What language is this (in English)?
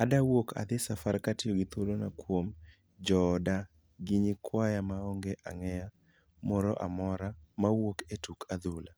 Luo (Kenya and Tanzania)